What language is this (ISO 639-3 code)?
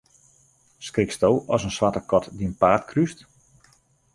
fry